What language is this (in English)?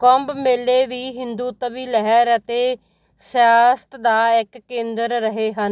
Punjabi